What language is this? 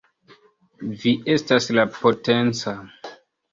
Esperanto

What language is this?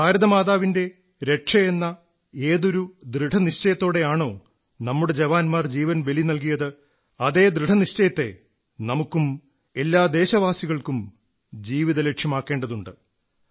Malayalam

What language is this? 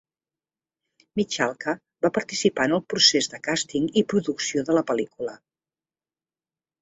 Catalan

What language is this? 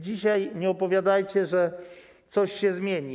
Polish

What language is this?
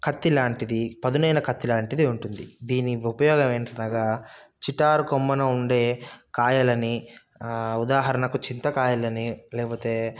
Telugu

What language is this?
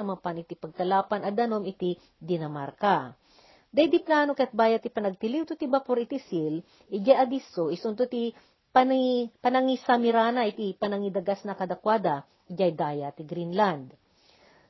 Filipino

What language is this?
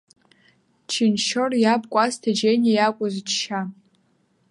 Abkhazian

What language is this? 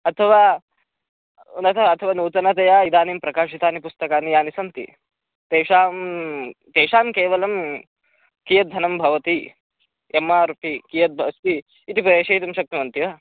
Sanskrit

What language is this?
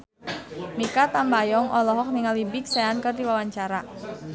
Sundanese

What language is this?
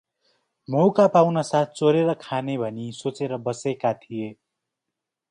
Nepali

